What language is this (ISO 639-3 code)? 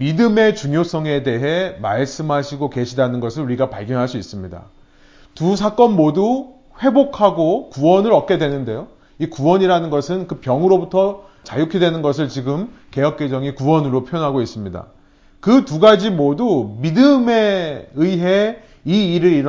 kor